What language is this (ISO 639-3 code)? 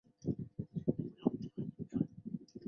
zho